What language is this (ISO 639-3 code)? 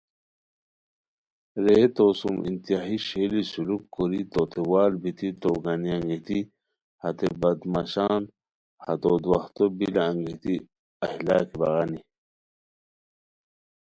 khw